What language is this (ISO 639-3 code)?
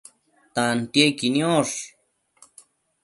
mcf